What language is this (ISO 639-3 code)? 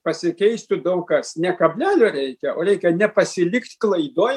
lit